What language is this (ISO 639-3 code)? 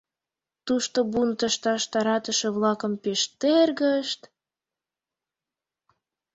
chm